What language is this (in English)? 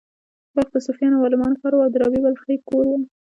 Pashto